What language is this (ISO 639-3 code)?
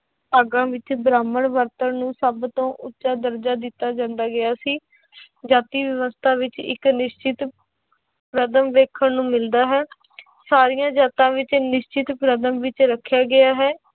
pan